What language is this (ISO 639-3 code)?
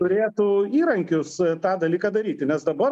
lit